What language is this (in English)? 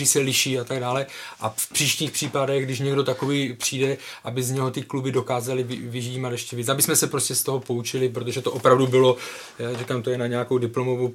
Czech